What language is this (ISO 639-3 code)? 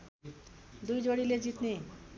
nep